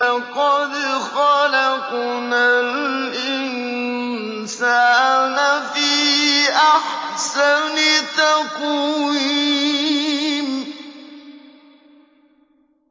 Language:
Arabic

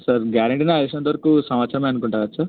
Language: Telugu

